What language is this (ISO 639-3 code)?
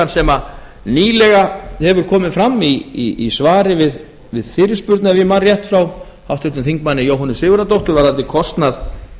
isl